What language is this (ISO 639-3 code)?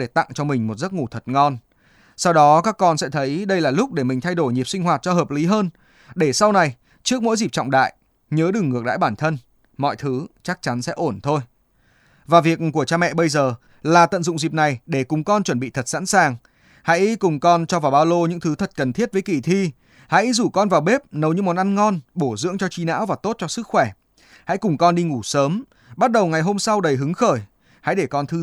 vie